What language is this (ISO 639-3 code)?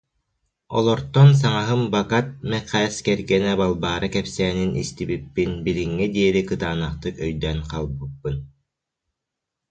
sah